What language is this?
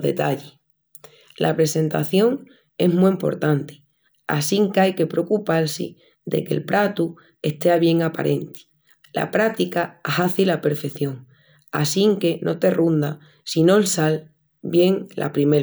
Extremaduran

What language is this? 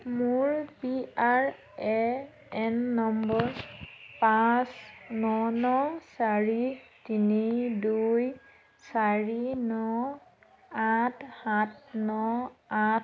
Assamese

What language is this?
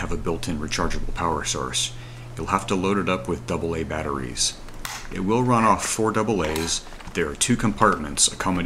English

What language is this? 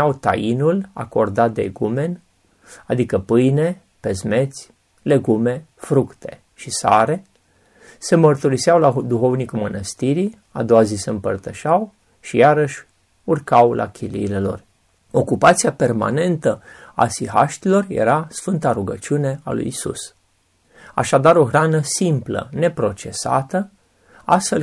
Romanian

